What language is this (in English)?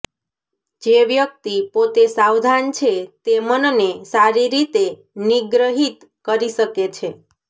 Gujarati